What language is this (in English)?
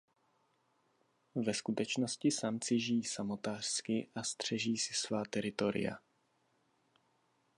Czech